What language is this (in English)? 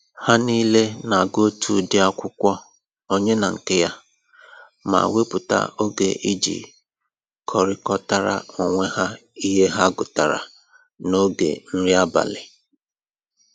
Igbo